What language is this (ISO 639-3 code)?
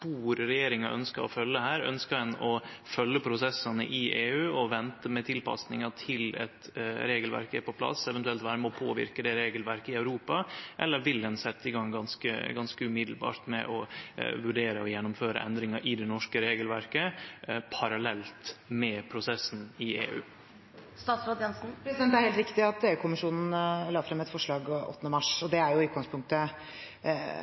nor